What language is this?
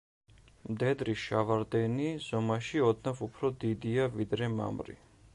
Georgian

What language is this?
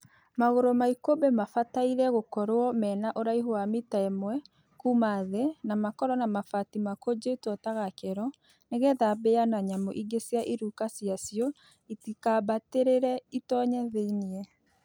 Kikuyu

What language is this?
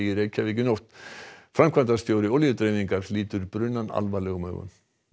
Icelandic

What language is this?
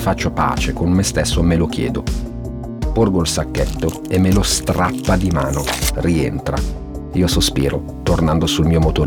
Italian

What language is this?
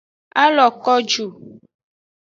Aja (Benin)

